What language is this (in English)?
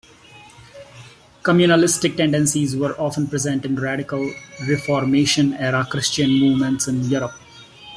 English